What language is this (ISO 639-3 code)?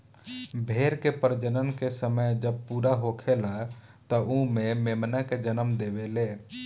bho